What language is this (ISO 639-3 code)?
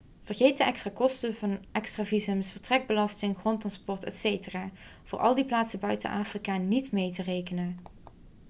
nld